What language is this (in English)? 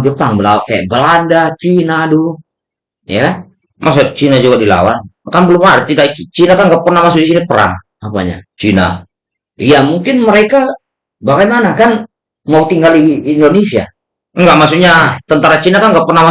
Indonesian